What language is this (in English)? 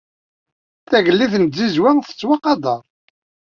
Kabyle